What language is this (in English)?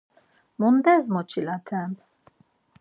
Laz